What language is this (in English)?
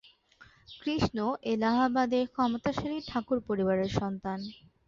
Bangla